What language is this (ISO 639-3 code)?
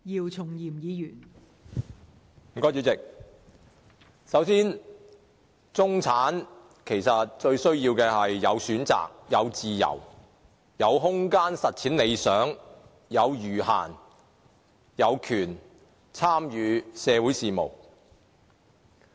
yue